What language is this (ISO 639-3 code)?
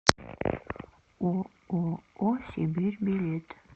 rus